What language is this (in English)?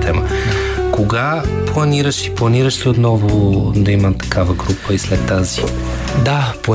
Bulgarian